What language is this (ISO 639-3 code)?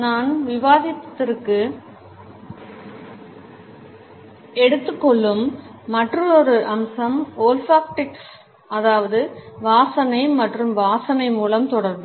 tam